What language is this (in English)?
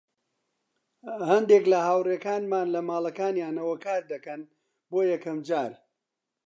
Central Kurdish